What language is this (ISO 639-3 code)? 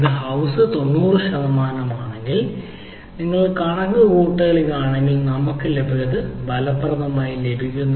mal